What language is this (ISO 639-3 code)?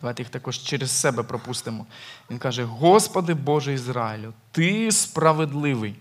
ukr